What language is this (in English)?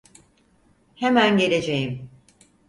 Turkish